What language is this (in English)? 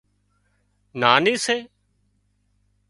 Wadiyara Koli